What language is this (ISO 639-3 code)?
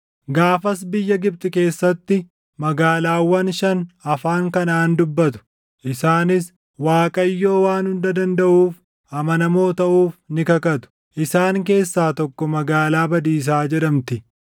orm